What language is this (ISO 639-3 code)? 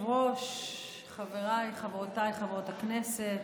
heb